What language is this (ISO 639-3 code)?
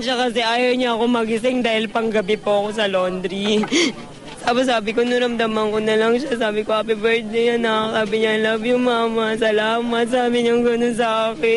fil